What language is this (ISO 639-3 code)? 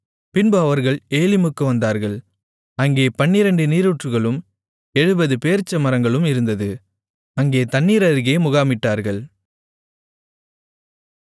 tam